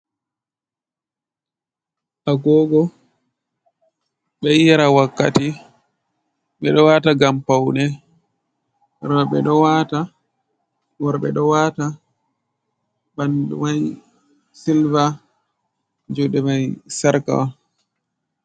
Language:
Fula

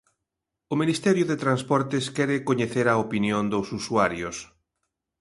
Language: Galician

